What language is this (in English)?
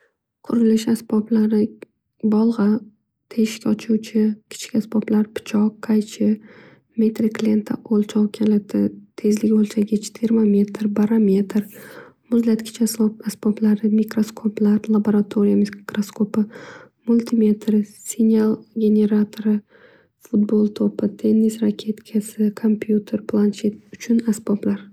Uzbek